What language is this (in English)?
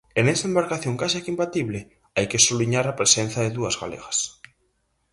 Galician